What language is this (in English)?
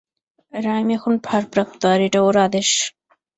Bangla